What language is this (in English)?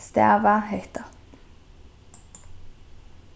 Faroese